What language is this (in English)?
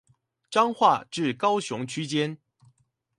Chinese